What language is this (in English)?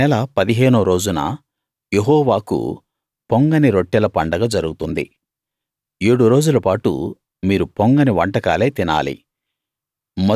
Telugu